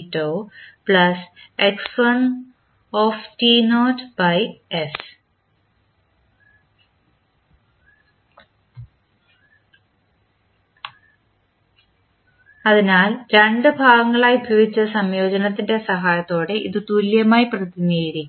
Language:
Malayalam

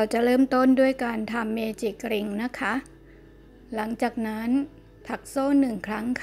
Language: Thai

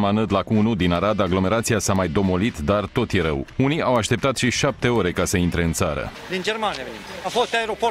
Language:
Romanian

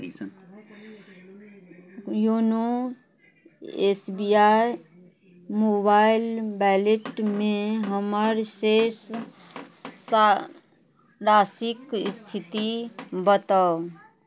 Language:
Maithili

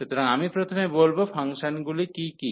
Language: Bangla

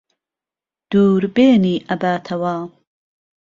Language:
Central Kurdish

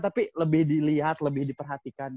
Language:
Indonesian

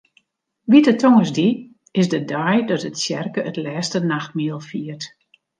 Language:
Western Frisian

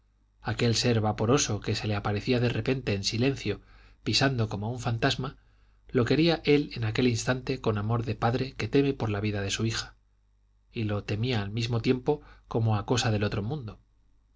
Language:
Spanish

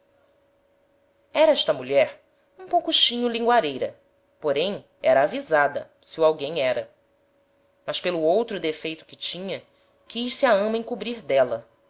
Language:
Portuguese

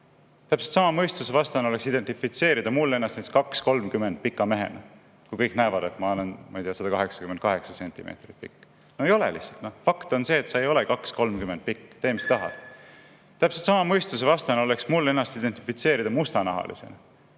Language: Estonian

